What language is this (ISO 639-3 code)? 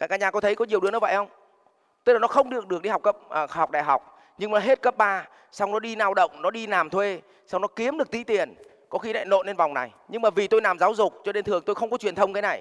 vie